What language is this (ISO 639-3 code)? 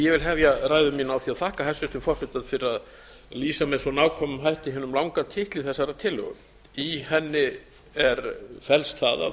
isl